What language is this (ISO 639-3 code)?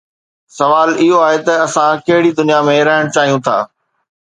snd